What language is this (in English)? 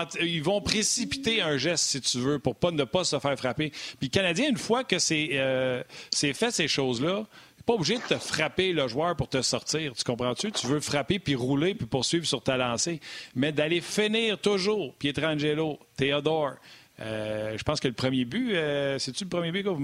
French